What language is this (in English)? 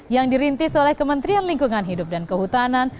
Indonesian